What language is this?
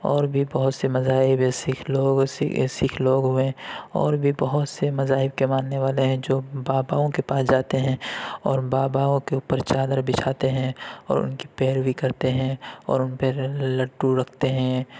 Urdu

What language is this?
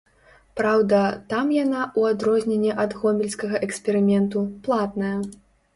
Belarusian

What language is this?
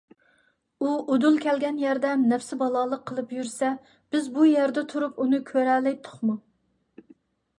Uyghur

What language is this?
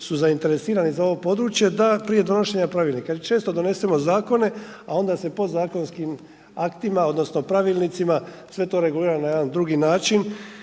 Croatian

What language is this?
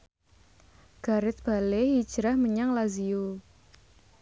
Javanese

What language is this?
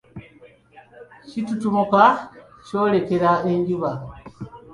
Ganda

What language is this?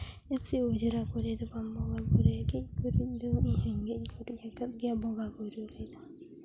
Santali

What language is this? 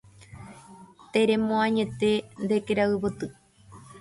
Guarani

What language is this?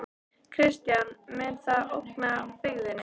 Icelandic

